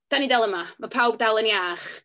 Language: Welsh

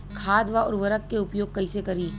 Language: Bhojpuri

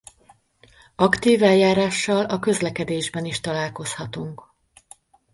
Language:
Hungarian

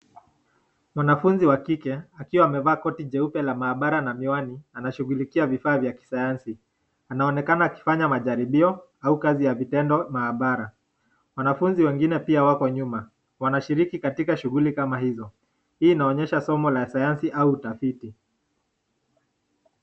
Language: Swahili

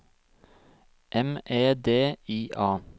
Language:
Norwegian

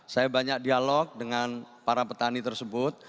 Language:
Indonesian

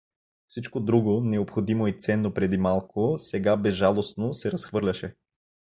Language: Bulgarian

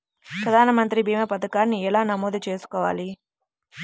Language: Telugu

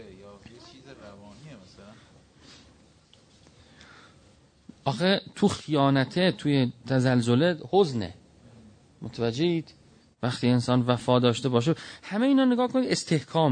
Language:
Persian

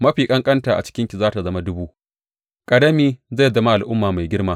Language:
Hausa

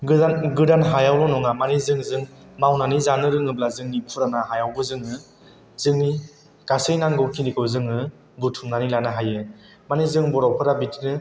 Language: Bodo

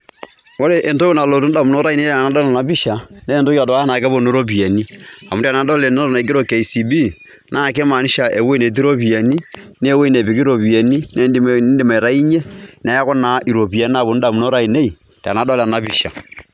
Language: Masai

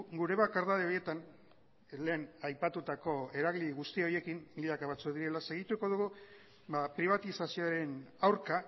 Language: Basque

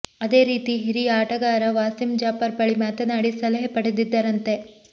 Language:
Kannada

